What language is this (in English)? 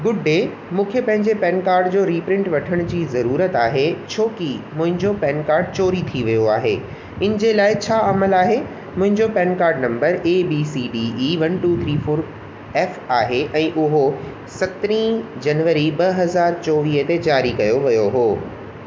Sindhi